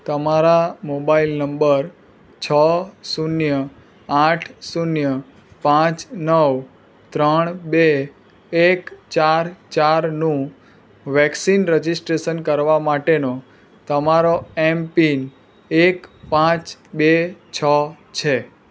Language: Gujarati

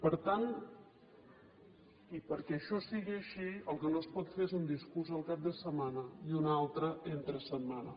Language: Catalan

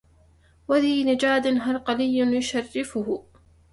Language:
Arabic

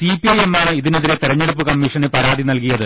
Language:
Malayalam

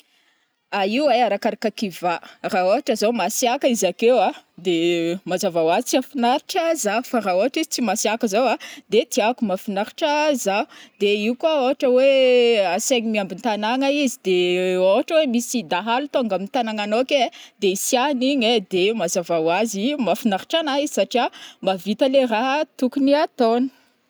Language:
Northern Betsimisaraka Malagasy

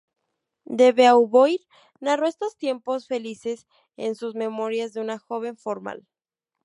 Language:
Spanish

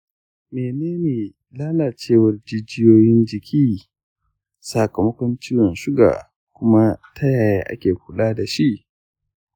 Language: Hausa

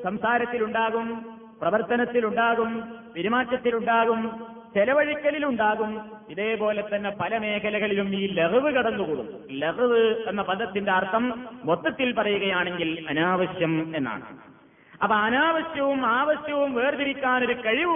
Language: Malayalam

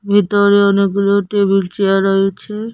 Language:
Bangla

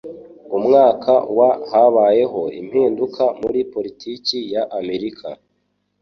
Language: Kinyarwanda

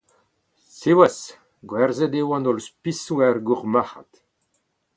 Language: Breton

